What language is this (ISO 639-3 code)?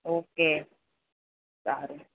guj